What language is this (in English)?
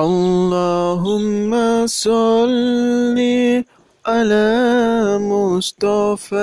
Indonesian